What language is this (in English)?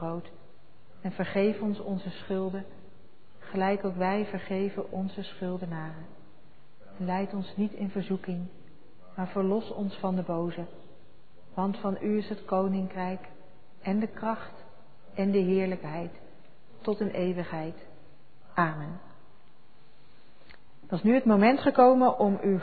Dutch